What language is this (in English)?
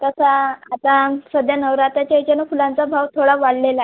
Marathi